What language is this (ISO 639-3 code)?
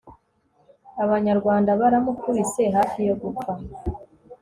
kin